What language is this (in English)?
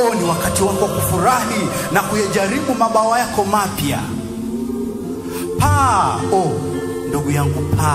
Romanian